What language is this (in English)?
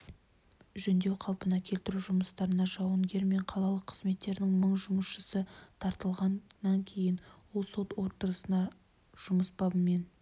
Kazakh